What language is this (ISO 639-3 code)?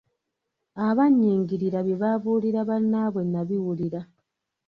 lug